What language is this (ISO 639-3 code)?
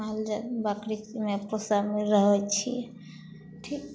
mai